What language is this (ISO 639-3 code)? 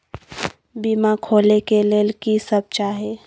mai